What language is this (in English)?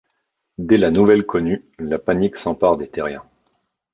French